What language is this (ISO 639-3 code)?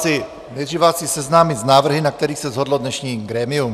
ces